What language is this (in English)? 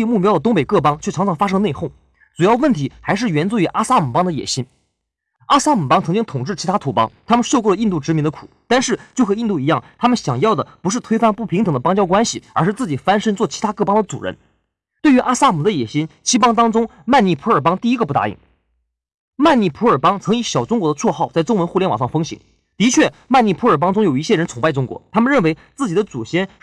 Chinese